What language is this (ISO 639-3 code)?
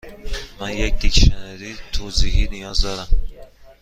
fas